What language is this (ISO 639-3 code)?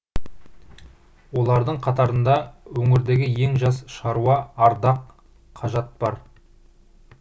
kaz